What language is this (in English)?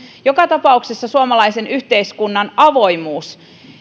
Finnish